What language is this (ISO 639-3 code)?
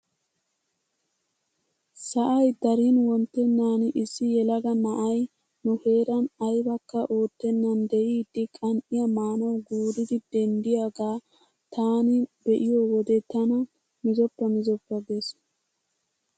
wal